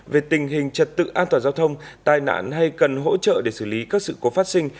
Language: Vietnamese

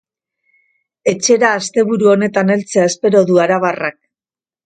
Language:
Basque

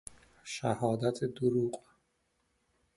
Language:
Persian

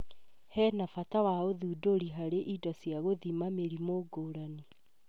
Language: Kikuyu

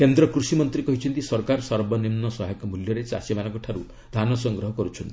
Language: Odia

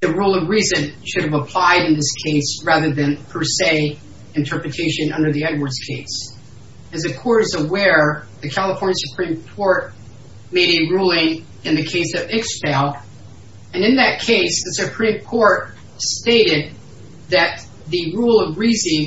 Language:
English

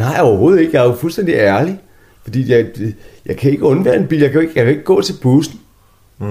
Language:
Danish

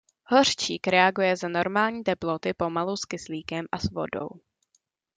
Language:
Czech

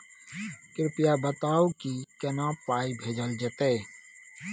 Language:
Maithili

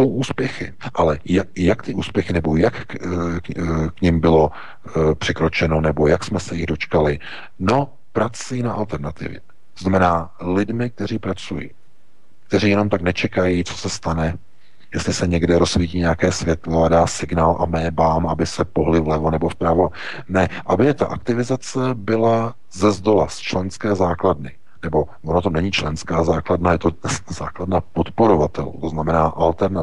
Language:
Czech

